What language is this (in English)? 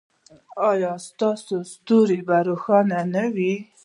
Pashto